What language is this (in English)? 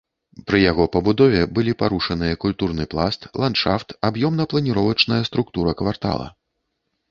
Belarusian